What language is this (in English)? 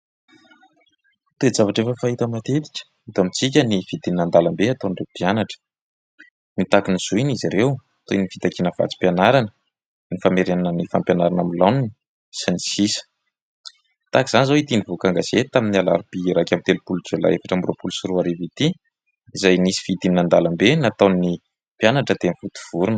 Malagasy